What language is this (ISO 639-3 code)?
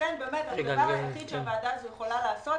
heb